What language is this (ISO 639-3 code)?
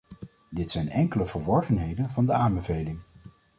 nld